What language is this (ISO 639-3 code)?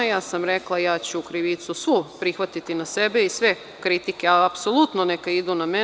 srp